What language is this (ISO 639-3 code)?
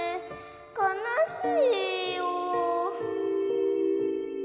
jpn